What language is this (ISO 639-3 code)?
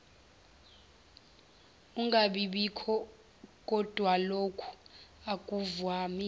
zul